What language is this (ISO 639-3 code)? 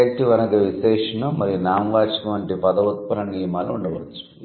tel